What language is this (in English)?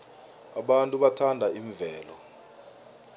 South Ndebele